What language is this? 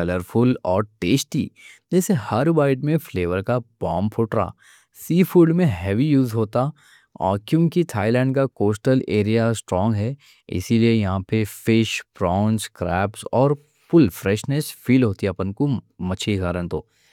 Deccan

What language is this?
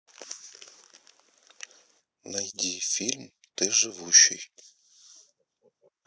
Russian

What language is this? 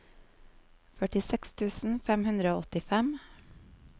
Norwegian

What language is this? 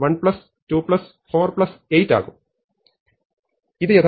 Malayalam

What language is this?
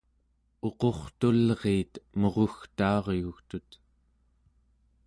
Central Yupik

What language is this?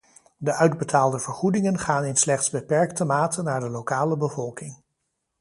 Dutch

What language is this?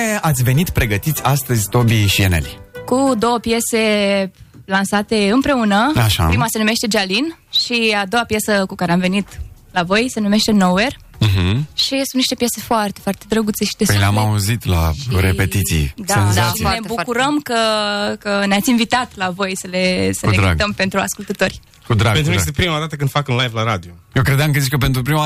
Romanian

